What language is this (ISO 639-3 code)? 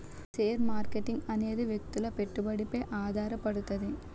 tel